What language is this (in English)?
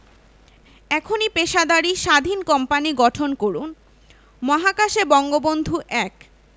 Bangla